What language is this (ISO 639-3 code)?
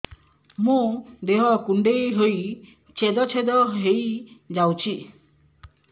ori